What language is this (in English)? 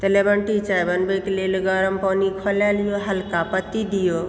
Maithili